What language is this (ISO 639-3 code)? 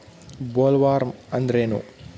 kan